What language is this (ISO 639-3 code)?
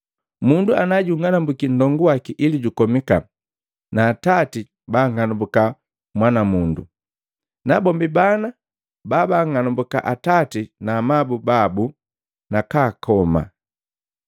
mgv